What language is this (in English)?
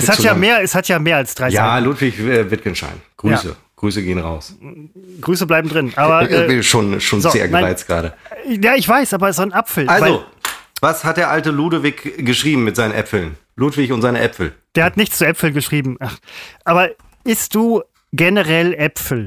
German